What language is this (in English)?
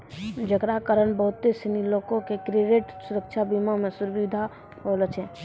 Maithili